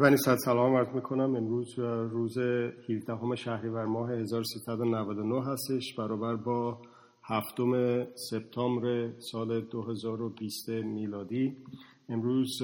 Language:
Persian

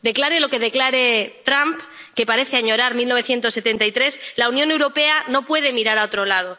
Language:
Spanish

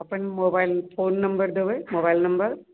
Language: Maithili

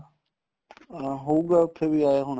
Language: Punjabi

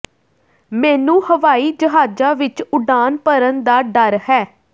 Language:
Punjabi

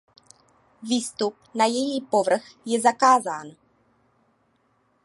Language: Czech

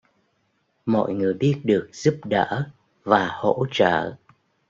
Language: Vietnamese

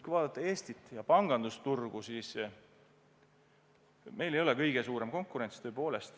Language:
Estonian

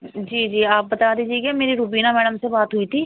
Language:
Urdu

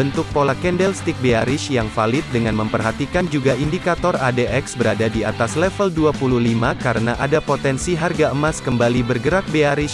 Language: Indonesian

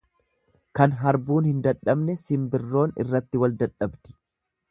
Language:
Oromo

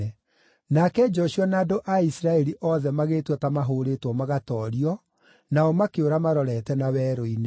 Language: Kikuyu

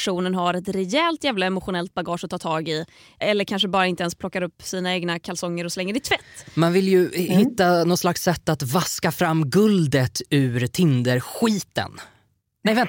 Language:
Swedish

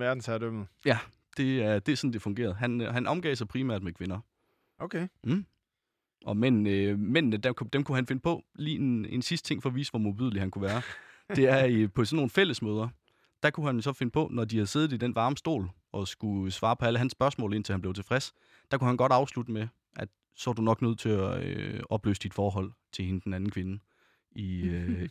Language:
Danish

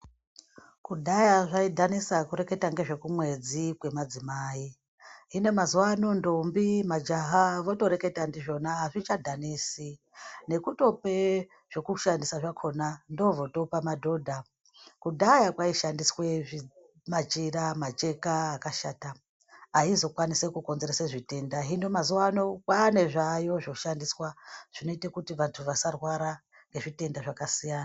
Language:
Ndau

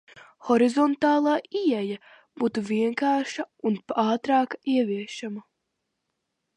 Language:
Latvian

